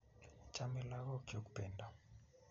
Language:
Kalenjin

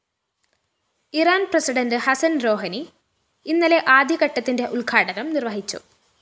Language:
Malayalam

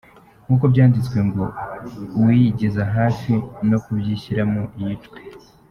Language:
Kinyarwanda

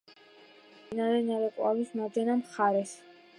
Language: Georgian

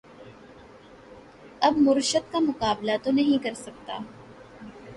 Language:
Urdu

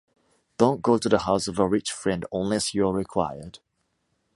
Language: English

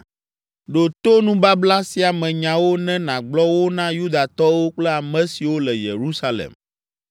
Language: Ewe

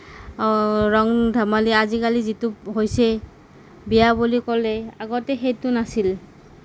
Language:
Assamese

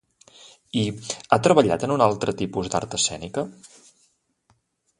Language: Catalan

